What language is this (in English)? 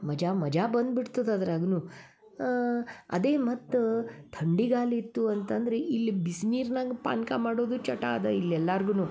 Kannada